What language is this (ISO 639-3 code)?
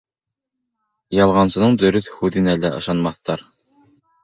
bak